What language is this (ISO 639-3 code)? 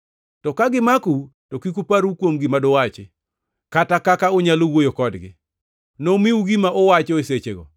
luo